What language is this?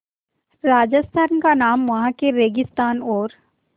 Hindi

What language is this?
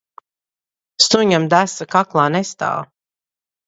Latvian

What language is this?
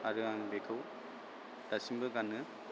Bodo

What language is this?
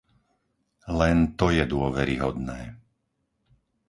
Slovak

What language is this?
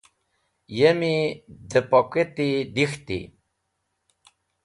Wakhi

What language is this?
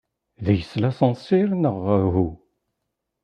Kabyle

